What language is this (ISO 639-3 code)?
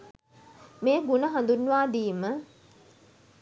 sin